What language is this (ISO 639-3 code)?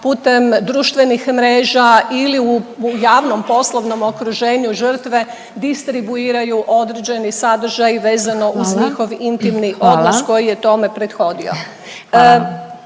hrv